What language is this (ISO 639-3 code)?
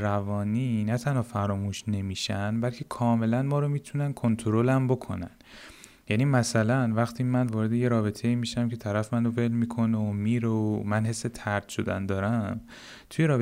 fas